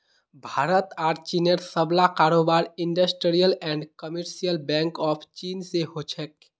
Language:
Magahi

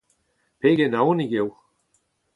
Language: Breton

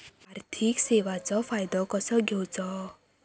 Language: Marathi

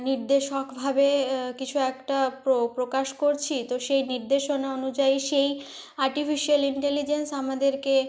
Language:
Bangla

